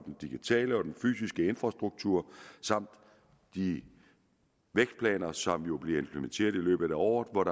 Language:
Danish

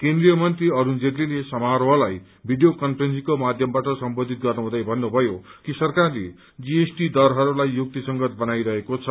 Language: Nepali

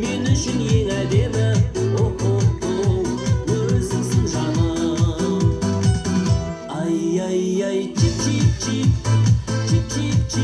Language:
Romanian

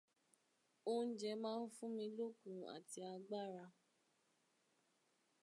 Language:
Yoruba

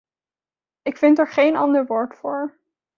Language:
Dutch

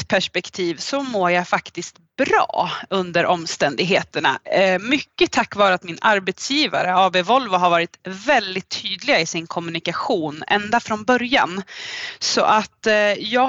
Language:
Swedish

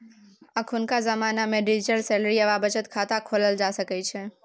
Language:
Maithili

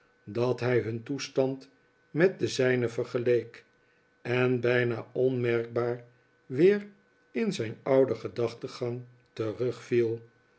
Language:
Dutch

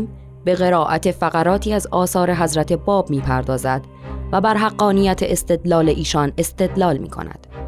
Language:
Persian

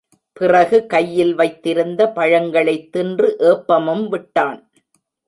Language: Tamil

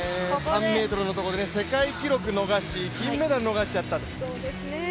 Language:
Japanese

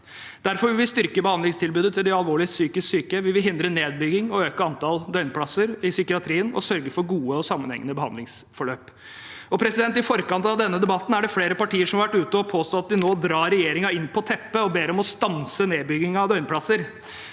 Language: Norwegian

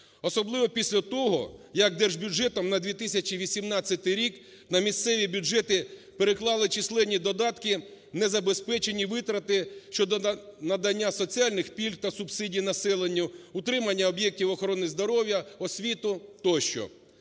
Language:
Ukrainian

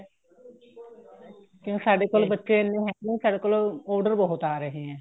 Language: Punjabi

